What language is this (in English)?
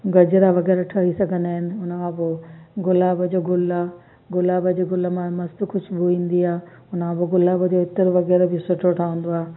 Sindhi